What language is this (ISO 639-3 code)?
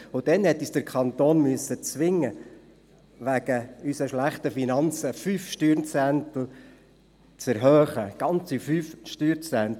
gsw